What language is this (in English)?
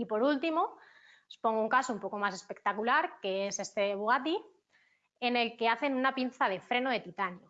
Spanish